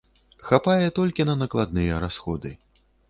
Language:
Belarusian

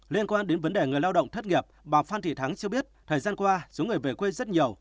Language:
Vietnamese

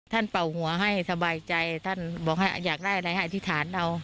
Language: Thai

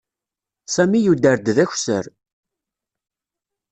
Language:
Kabyle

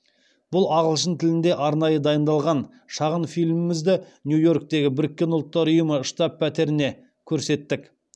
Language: Kazakh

